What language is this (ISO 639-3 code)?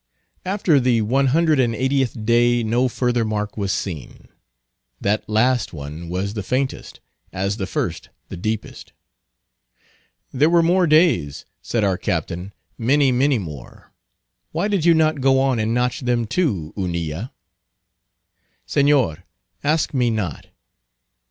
eng